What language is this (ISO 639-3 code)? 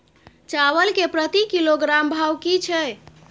mai